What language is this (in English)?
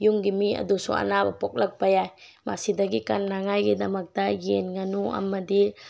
Manipuri